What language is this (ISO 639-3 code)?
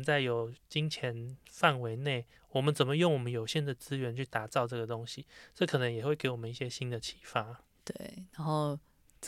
zho